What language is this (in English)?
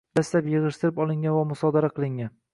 Uzbek